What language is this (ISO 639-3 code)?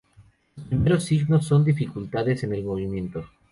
spa